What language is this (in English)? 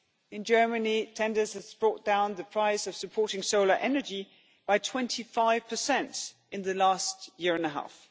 English